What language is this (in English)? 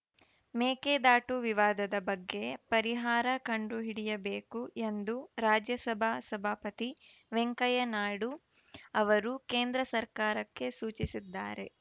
Kannada